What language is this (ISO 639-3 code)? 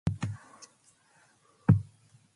glv